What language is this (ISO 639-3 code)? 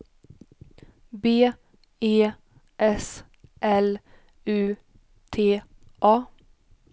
swe